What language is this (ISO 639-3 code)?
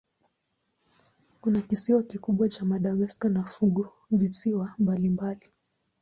swa